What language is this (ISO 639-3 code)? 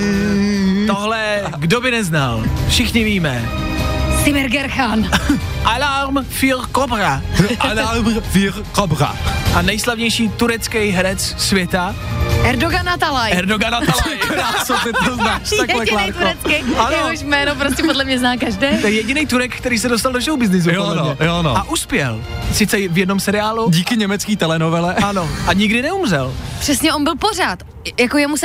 ces